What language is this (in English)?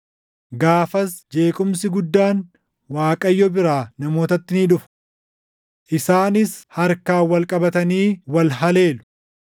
Oromo